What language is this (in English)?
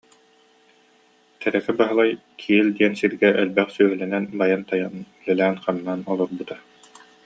Yakut